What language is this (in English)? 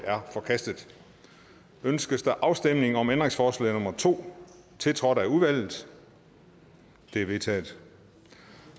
Danish